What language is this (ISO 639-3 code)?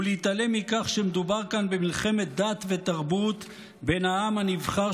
heb